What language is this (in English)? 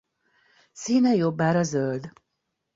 Hungarian